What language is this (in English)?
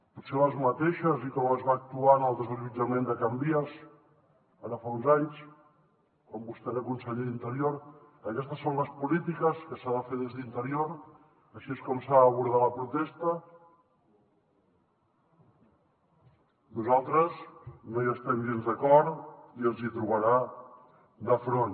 Catalan